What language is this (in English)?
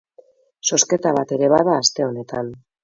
Basque